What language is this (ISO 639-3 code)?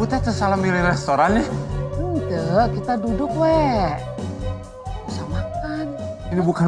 ind